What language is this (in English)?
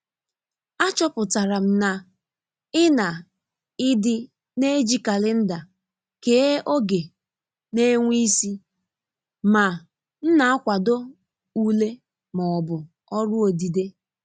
Igbo